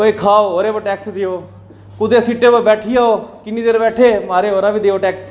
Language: Dogri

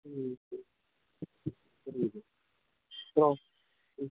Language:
Tamil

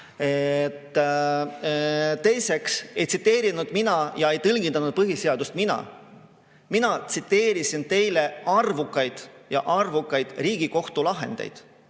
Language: Estonian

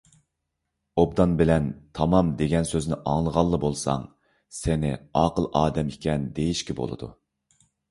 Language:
Uyghur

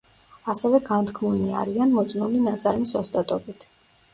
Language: Georgian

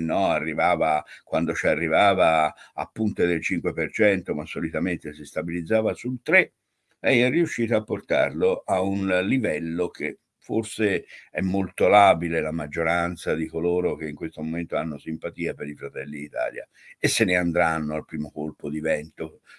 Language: Italian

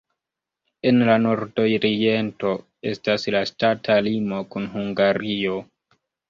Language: Esperanto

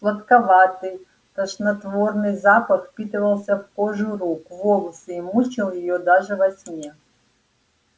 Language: Russian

